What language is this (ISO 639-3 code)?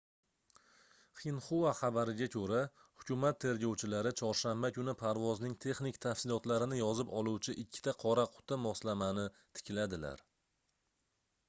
uzb